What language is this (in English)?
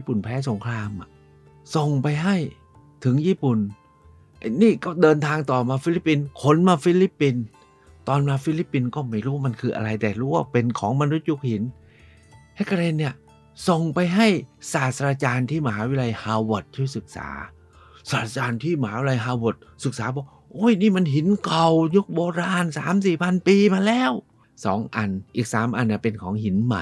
Thai